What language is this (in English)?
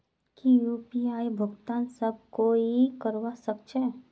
Magahi